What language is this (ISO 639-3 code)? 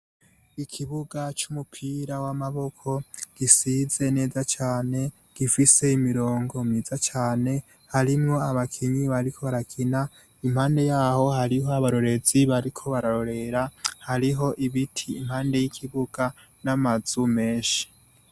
run